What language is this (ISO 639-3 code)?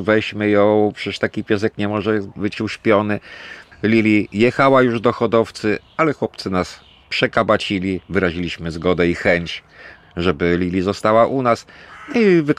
pol